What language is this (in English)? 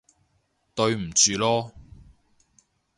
Cantonese